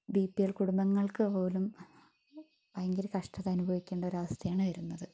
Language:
Malayalam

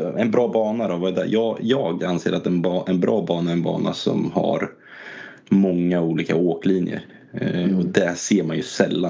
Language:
Swedish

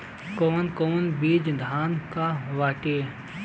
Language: Bhojpuri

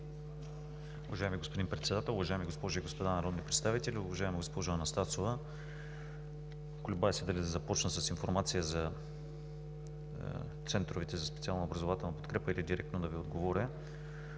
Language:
Bulgarian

